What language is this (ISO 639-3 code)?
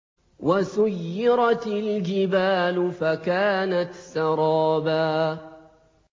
ara